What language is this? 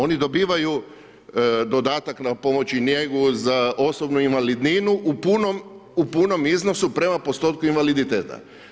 Croatian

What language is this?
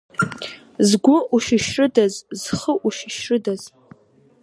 Abkhazian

